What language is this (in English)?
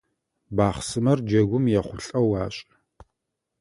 Adyghe